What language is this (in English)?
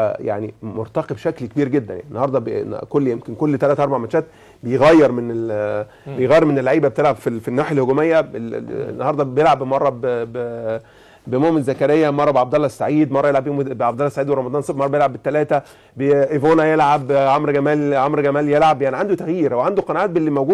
Arabic